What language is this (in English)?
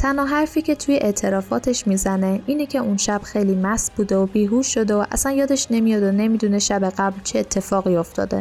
Persian